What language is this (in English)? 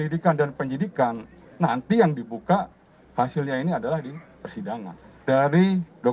Indonesian